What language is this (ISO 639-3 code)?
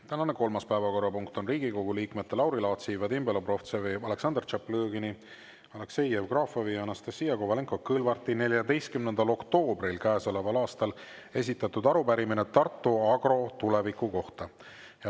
est